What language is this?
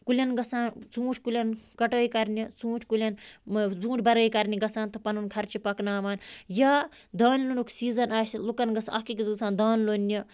Kashmiri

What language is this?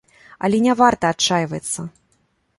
Belarusian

